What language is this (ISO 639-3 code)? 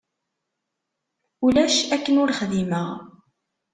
kab